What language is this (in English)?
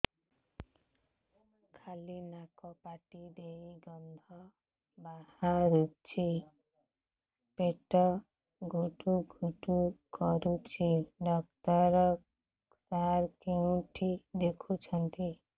Odia